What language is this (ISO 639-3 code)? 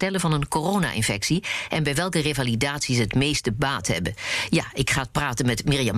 nld